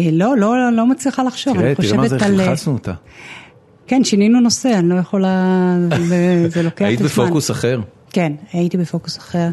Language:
Hebrew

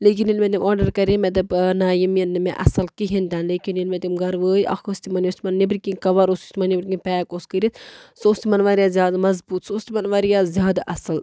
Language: Kashmiri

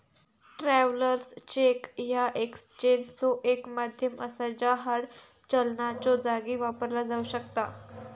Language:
Marathi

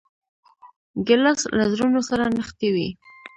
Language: Pashto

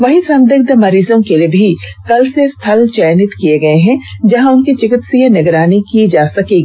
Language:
Hindi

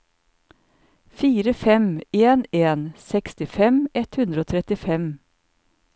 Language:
Norwegian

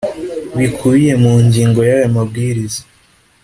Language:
Kinyarwanda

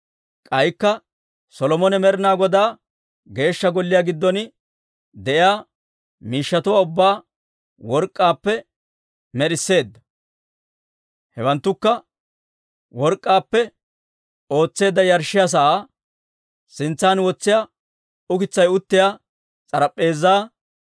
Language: Dawro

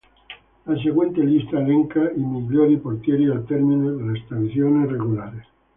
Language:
Italian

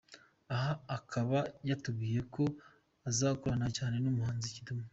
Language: Kinyarwanda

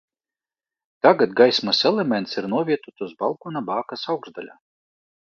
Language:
Latvian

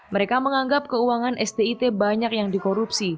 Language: Indonesian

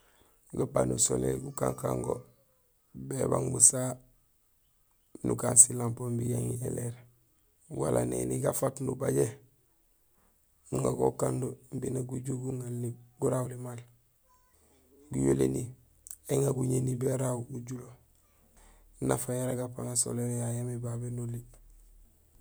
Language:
Gusilay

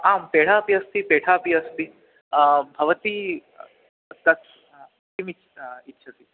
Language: Sanskrit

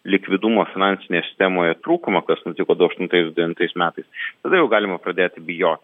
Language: Lithuanian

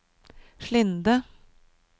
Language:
Norwegian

